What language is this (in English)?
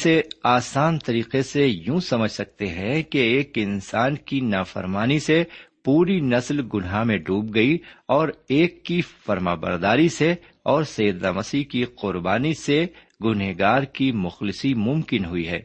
Urdu